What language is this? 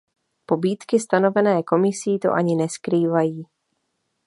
Czech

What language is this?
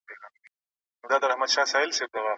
Pashto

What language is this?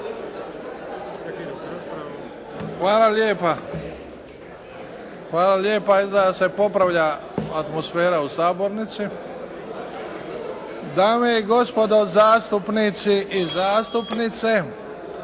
Croatian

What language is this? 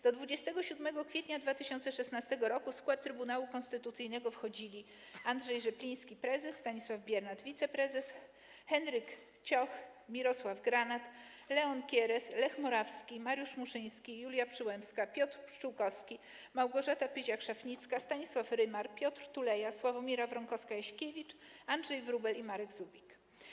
Polish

